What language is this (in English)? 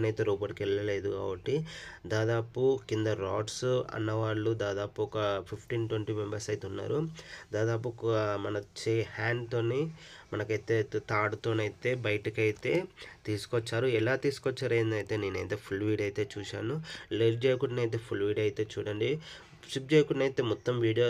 Telugu